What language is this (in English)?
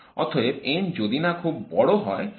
Bangla